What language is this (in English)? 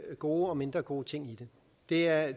Danish